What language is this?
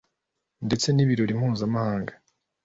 Kinyarwanda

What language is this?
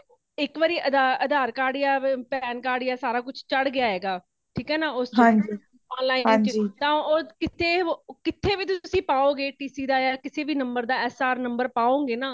Punjabi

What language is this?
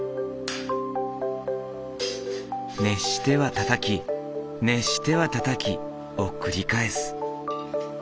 Japanese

